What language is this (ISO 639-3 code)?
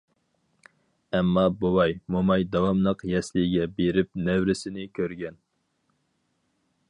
uig